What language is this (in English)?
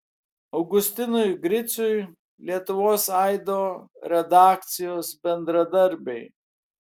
Lithuanian